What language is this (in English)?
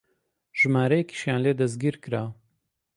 Central Kurdish